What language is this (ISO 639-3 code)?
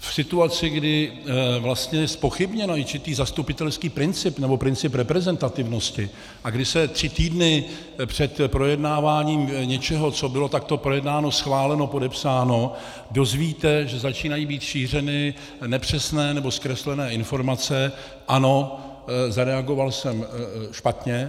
ces